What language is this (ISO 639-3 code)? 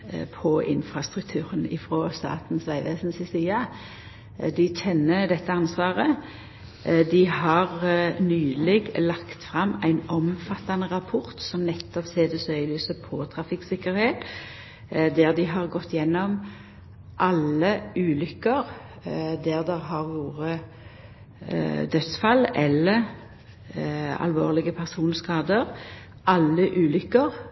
nno